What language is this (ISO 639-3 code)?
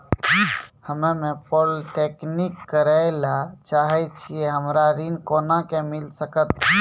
mai